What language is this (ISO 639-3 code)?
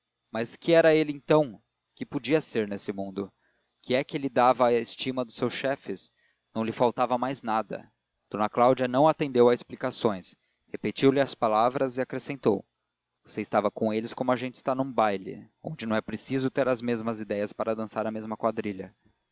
por